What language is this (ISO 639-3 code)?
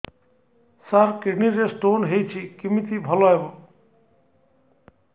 ori